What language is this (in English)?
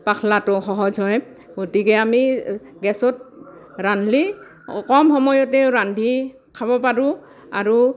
Assamese